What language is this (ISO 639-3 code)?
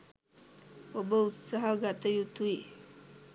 sin